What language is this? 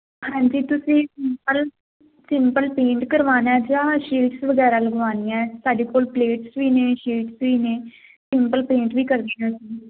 Punjabi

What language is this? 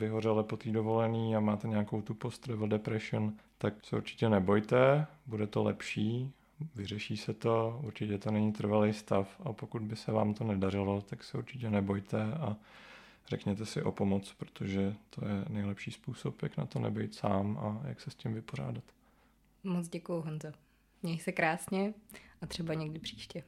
Czech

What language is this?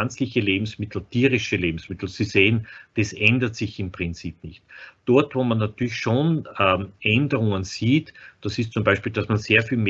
German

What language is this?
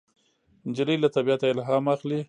Pashto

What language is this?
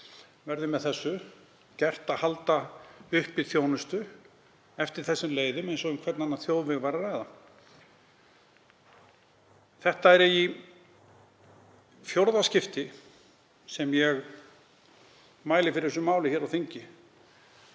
Icelandic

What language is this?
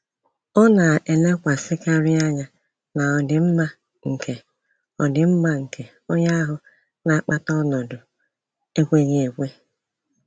Igbo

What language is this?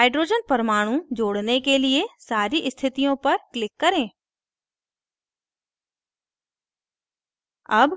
Hindi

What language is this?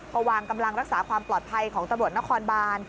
Thai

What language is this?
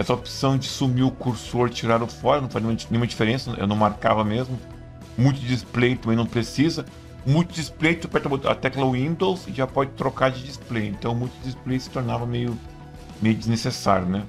Portuguese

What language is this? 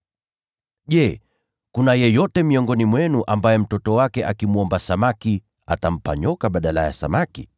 Swahili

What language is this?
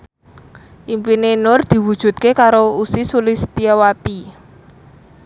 Javanese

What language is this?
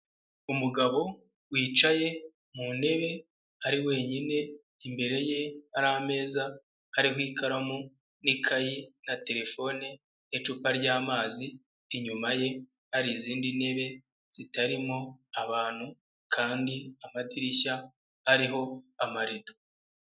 Kinyarwanda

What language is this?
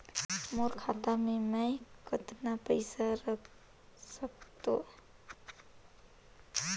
Chhattisgarhi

